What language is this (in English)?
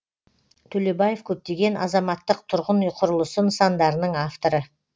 Kazakh